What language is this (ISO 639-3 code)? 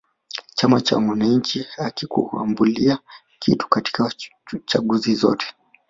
swa